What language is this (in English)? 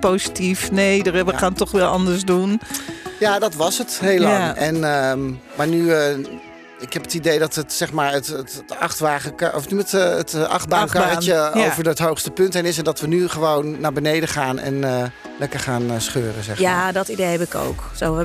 Dutch